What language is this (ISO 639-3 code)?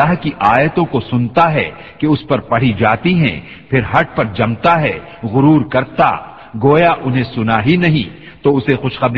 urd